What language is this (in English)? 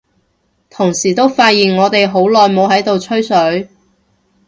Cantonese